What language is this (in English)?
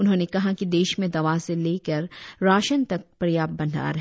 Hindi